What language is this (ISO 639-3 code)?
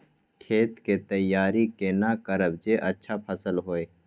mai